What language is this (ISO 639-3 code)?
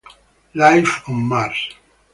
ita